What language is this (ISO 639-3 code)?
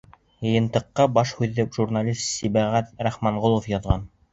bak